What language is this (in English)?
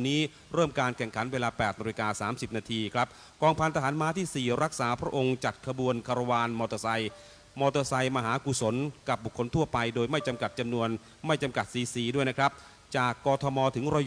Thai